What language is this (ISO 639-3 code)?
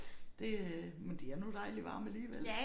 dan